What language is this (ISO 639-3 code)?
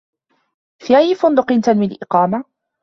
ara